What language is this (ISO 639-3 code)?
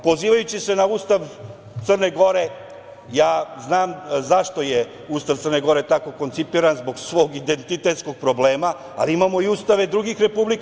srp